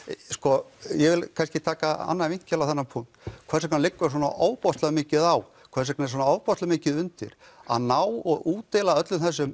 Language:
Icelandic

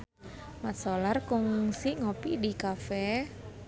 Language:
Sundanese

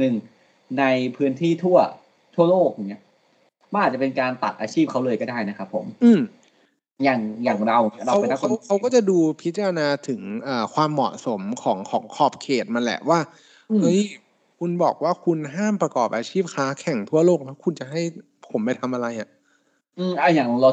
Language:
Thai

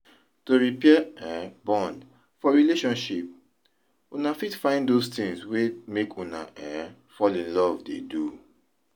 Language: Nigerian Pidgin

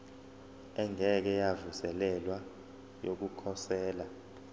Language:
Zulu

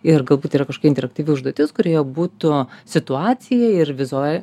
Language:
Lithuanian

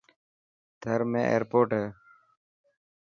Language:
Dhatki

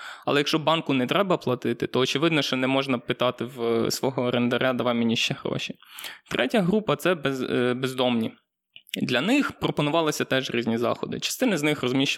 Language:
Ukrainian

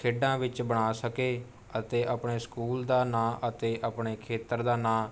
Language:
Punjabi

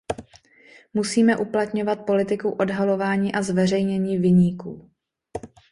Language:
Czech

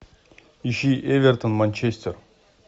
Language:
Russian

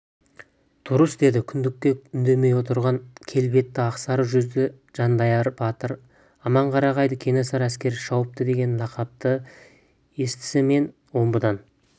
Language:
Kazakh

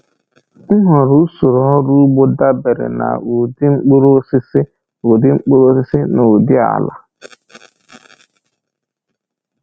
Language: Igbo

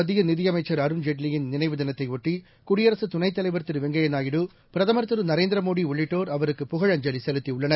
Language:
Tamil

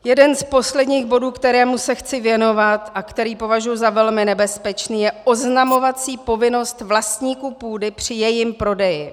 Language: Czech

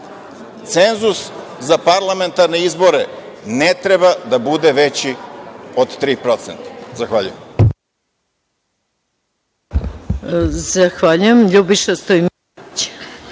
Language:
Serbian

